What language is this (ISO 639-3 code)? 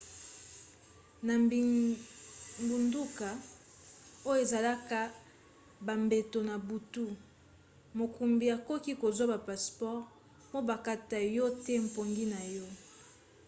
lin